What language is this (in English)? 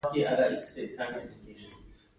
Pashto